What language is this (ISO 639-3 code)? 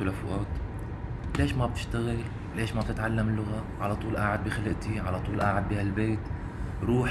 ara